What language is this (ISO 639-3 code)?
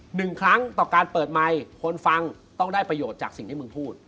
tha